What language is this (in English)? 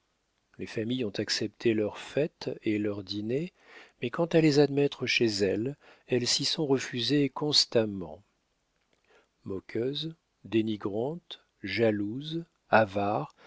French